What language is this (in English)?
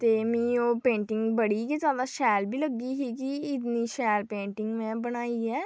Dogri